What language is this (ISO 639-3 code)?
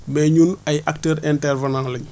wol